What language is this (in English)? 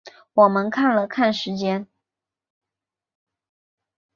Chinese